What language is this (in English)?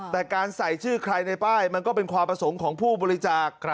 Thai